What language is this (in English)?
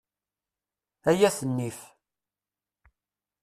Kabyle